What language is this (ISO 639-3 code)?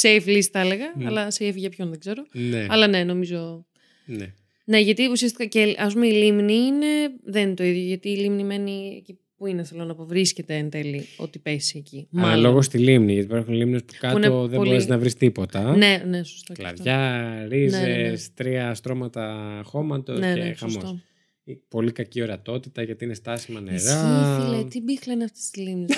ell